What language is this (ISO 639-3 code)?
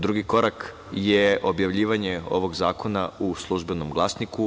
srp